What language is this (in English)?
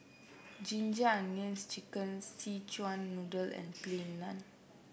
English